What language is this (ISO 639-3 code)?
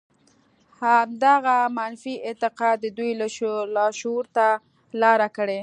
pus